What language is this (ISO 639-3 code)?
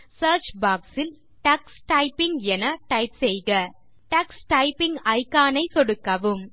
tam